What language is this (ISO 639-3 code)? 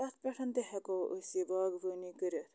kas